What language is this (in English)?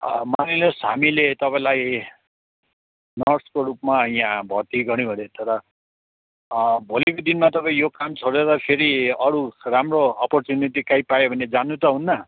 Nepali